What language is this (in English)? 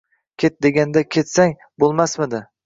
Uzbek